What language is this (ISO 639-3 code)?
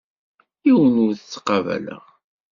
kab